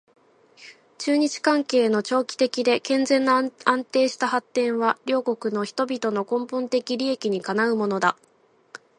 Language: Japanese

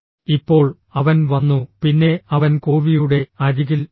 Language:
Malayalam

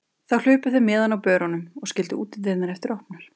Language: Icelandic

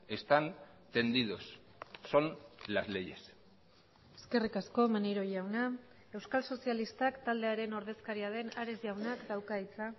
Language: Basque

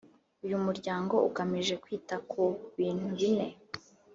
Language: Kinyarwanda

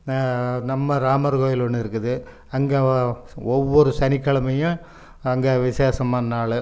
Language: Tamil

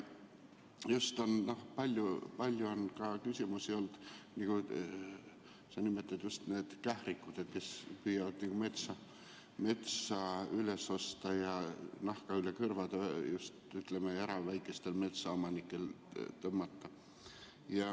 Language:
Estonian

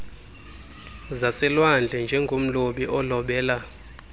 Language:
Xhosa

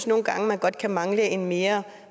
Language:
Danish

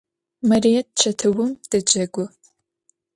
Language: Adyghe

